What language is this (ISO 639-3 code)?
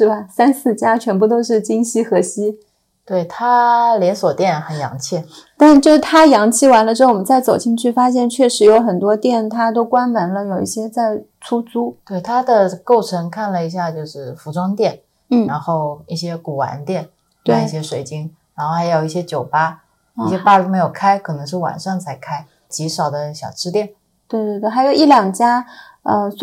zho